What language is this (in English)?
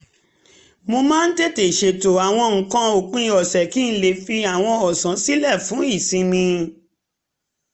Yoruba